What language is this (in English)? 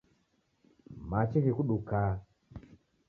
Taita